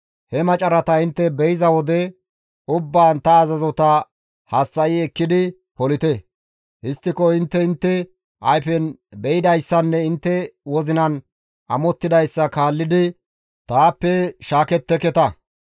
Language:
Gamo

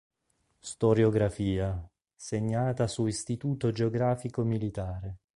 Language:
Italian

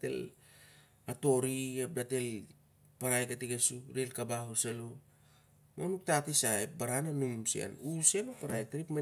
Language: Siar-Lak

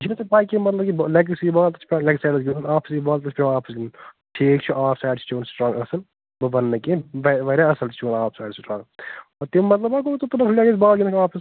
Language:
Kashmiri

